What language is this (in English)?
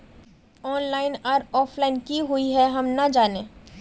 Magahi